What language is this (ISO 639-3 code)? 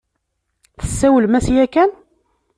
kab